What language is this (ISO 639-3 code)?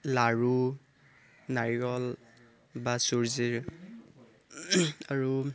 asm